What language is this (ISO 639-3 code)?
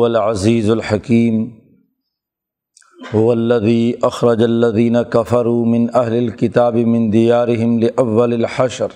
urd